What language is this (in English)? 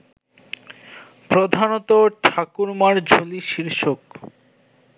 Bangla